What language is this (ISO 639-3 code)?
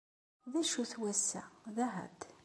kab